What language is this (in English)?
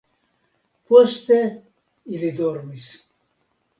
Esperanto